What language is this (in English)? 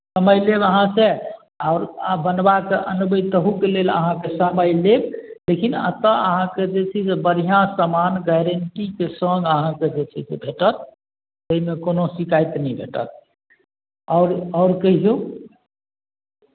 Maithili